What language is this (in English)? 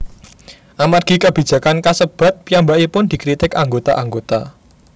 Javanese